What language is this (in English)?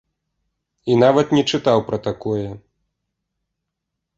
Belarusian